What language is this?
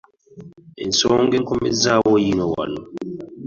Ganda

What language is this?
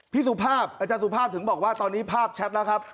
Thai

